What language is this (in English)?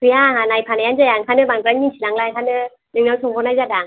Bodo